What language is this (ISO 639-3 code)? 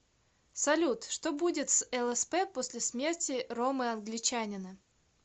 rus